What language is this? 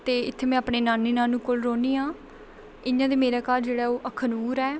Dogri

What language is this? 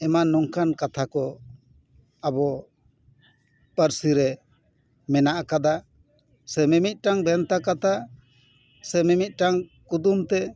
Santali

